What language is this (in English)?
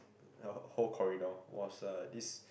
English